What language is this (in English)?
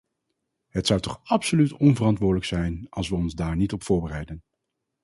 Dutch